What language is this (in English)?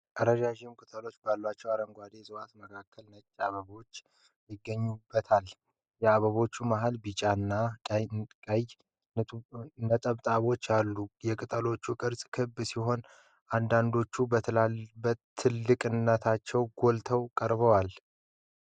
Amharic